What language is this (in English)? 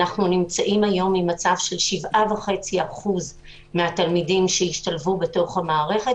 Hebrew